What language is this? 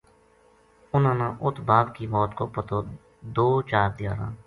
Gujari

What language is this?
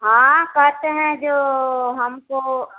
Hindi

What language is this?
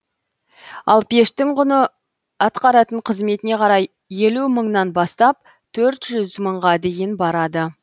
Kazakh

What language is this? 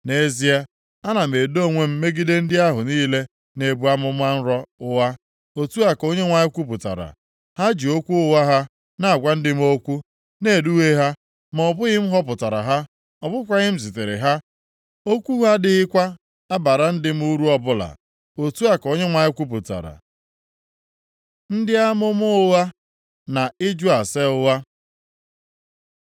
Igbo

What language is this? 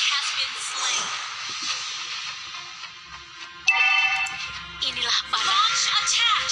Indonesian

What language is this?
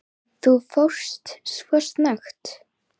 Icelandic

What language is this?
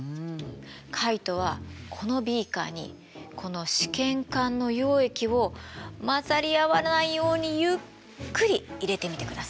Japanese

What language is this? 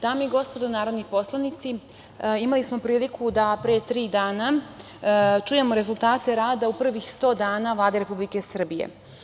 Serbian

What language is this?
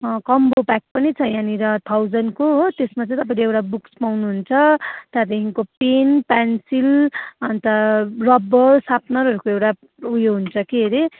Nepali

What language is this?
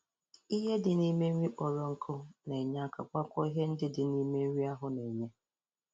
Igbo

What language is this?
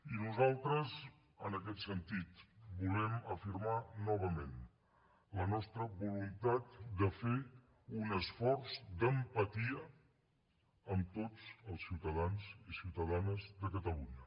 Catalan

